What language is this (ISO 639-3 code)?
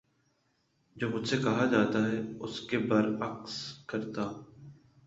urd